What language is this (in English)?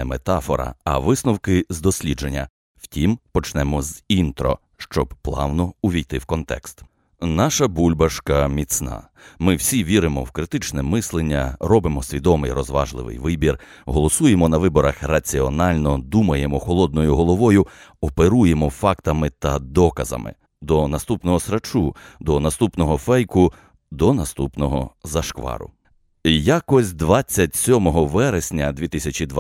Ukrainian